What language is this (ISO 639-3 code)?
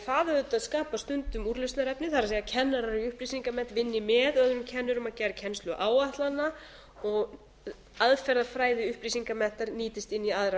isl